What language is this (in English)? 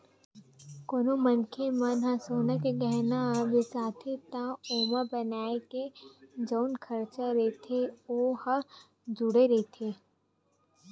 Chhattisgarhi